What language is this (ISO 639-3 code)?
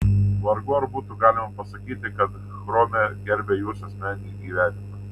lit